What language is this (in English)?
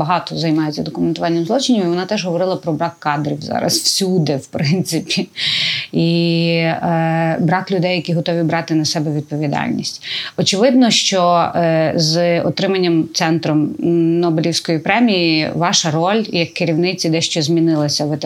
Ukrainian